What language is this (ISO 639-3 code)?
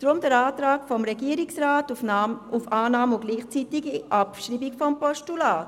gsw